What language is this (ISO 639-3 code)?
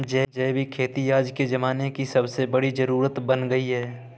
hin